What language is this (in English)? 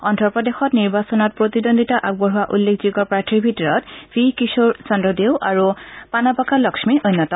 Assamese